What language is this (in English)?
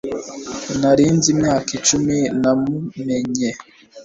Kinyarwanda